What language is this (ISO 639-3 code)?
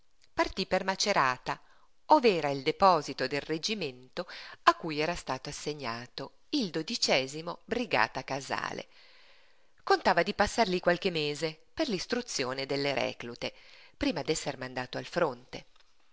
ita